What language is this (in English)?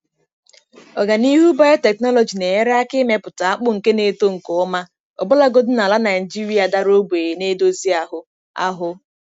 Igbo